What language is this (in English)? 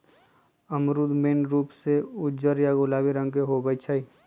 Magahi